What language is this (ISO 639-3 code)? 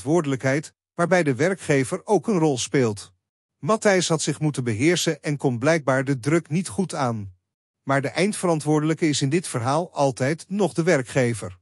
nld